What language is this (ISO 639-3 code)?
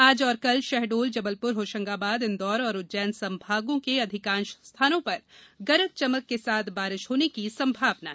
hin